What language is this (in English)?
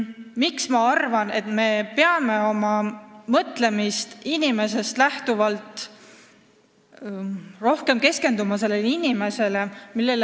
Estonian